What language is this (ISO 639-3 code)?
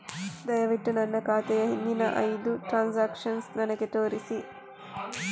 kan